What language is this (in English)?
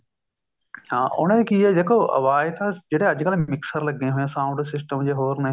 Punjabi